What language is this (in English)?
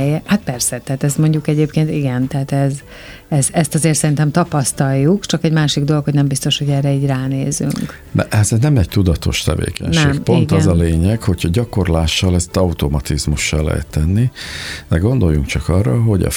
Hungarian